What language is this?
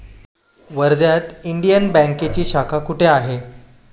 Marathi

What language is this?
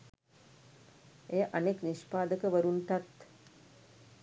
Sinhala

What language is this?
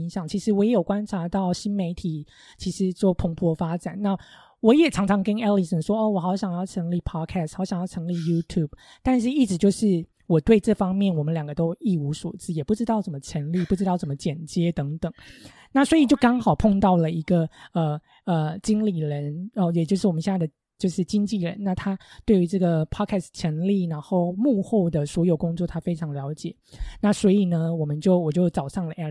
Chinese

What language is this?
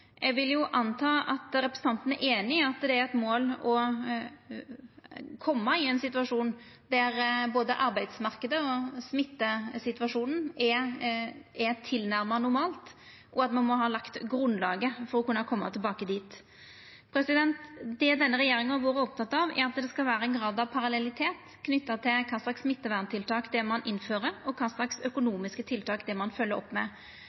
Norwegian Nynorsk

